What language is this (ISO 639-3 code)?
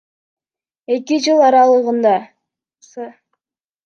kir